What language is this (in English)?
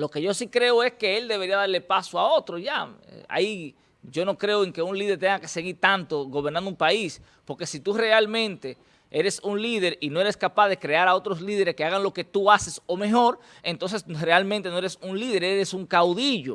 Spanish